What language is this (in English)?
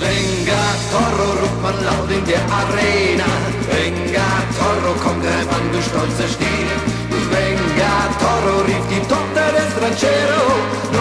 Romanian